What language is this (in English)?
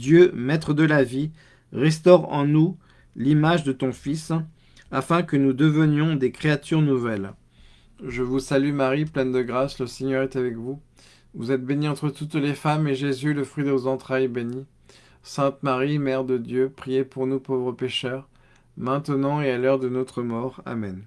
French